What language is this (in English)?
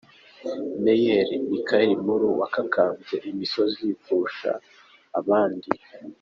Kinyarwanda